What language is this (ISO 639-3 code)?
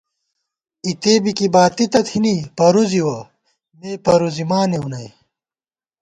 gwt